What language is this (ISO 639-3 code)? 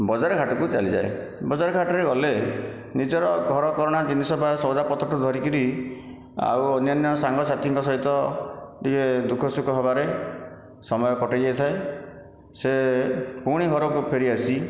ori